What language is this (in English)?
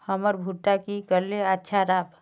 Magahi